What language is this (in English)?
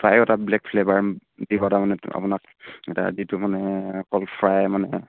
Assamese